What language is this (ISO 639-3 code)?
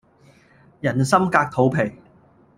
yue